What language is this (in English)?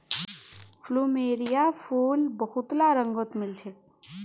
Magahi